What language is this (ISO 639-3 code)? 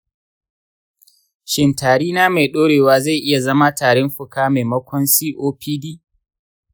hau